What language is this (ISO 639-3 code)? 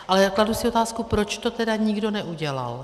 ces